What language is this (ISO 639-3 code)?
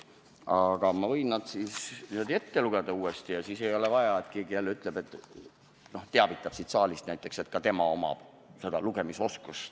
est